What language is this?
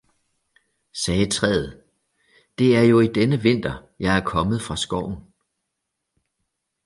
Danish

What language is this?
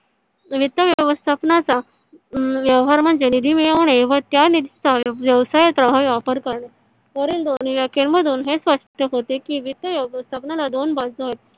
Marathi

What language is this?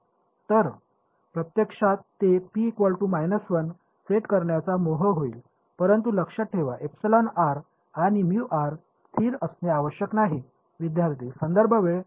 Marathi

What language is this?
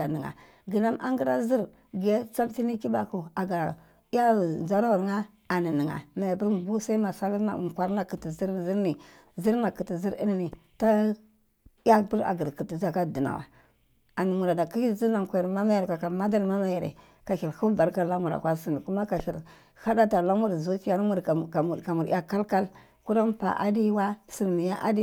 Cibak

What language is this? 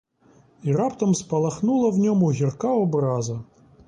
Ukrainian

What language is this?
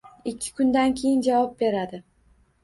Uzbek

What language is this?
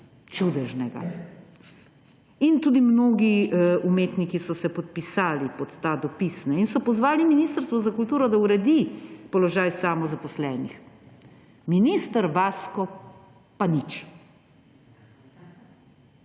Slovenian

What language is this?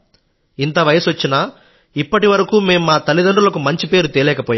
Telugu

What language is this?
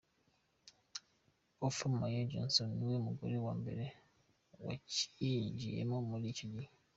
Kinyarwanda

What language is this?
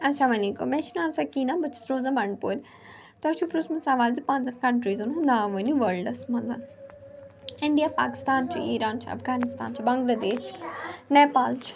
Kashmiri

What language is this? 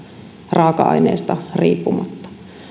Finnish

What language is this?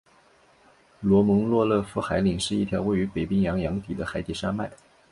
Chinese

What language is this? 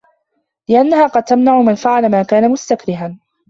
Arabic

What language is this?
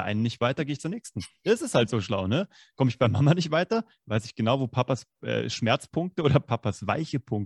German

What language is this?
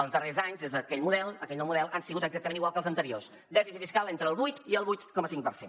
Catalan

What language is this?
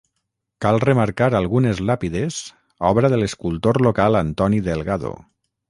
Catalan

